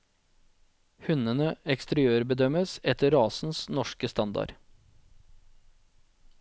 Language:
Norwegian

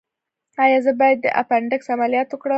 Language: Pashto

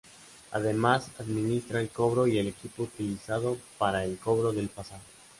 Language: Spanish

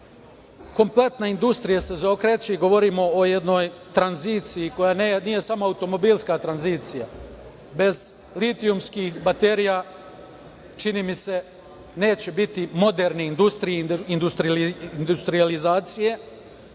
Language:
Serbian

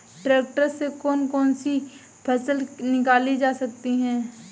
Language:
Hindi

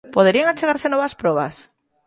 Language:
Galician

